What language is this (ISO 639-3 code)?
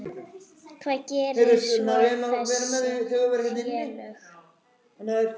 isl